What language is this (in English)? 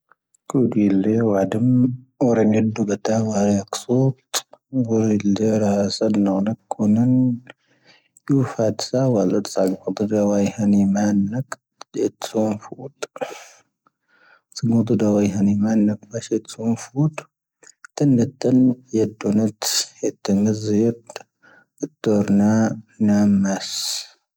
Tahaggart Tamahaq